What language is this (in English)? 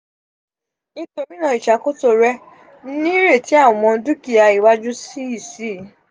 Yoruba